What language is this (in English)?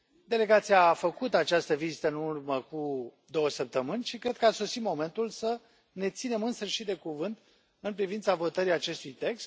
Romanian